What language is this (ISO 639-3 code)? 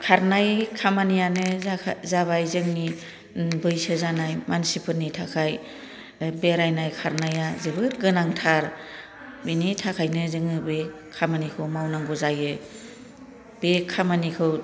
brx